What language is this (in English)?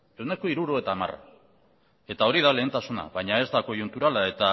Basque